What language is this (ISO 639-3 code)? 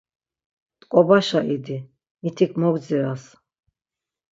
lzz